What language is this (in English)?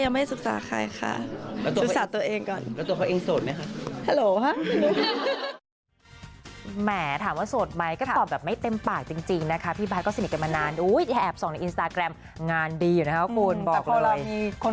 Thai